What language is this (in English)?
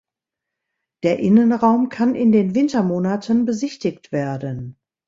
German